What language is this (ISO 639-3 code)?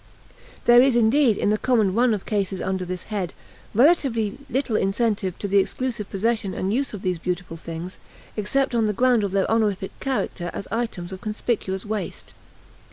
eng